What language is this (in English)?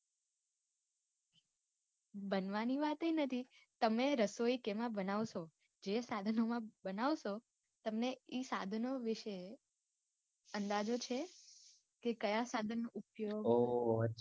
Gujarati